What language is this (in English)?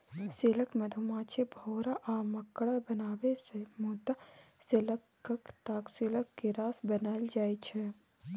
Maithili